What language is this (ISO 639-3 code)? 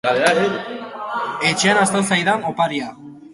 eus